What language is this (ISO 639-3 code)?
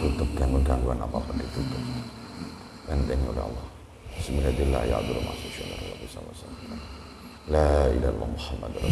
ind